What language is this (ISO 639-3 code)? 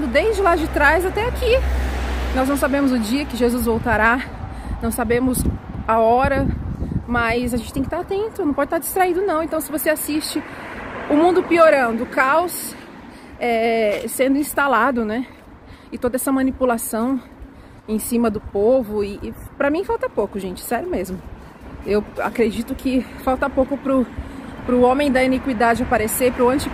por